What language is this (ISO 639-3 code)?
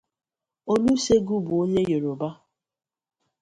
ibo